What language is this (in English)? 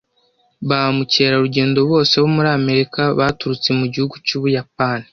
Kinyarwanda